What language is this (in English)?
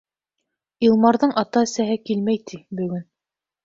Bashkir